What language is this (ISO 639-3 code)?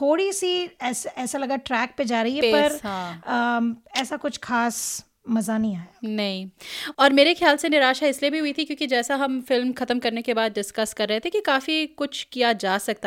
hin